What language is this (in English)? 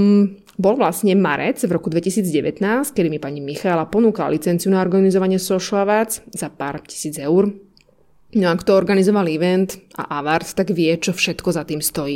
Slovak